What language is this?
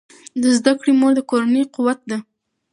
Pashto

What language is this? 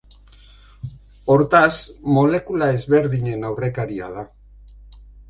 Basque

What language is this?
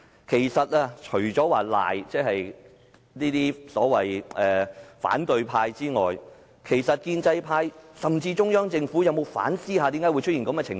Cantonese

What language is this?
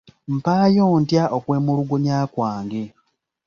Ganda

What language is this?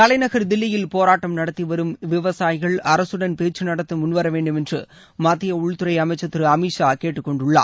Tamil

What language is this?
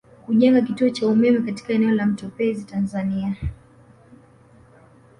Swahili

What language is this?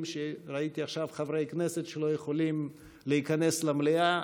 Hebrew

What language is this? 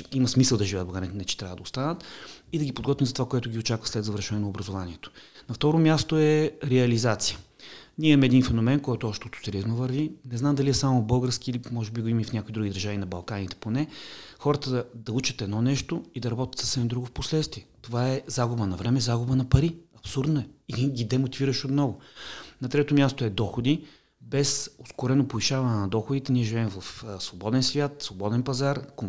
Bulgarian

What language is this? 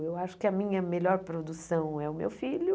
Portuguese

